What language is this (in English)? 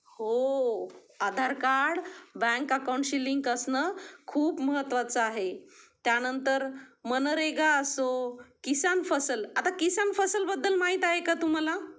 Marathi